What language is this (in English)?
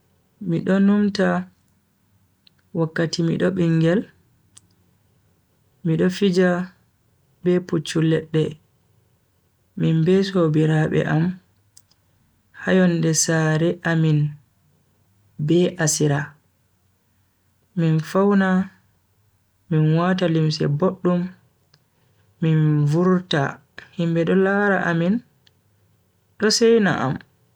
Bagirmi Fulfulde